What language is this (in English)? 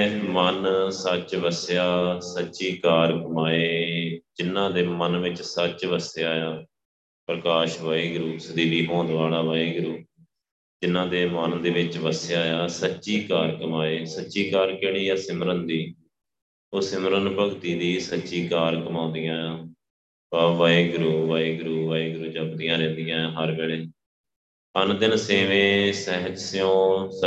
Punjabi